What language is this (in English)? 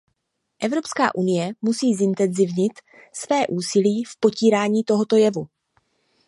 Czech